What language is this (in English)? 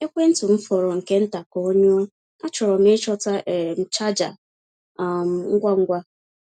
Igbo